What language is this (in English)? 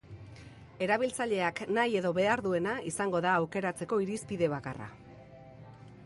Basque